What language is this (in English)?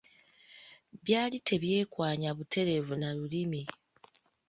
Ganda